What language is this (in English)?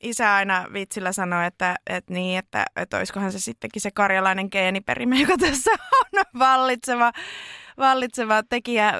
Finnish